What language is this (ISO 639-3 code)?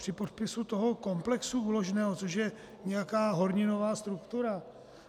ces